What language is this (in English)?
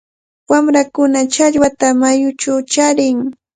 Cajatambo North Lima Quechua